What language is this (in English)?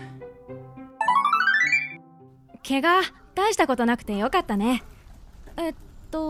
Japanese